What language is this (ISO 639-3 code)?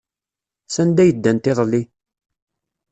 kab